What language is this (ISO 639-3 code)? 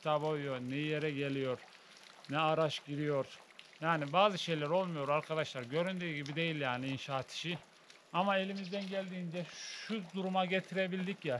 tur